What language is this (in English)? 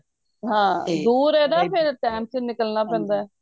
Punjabi